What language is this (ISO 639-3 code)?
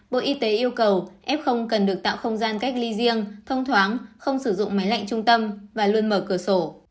vie